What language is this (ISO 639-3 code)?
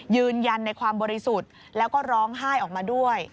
tha